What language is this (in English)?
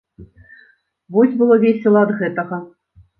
Belarusian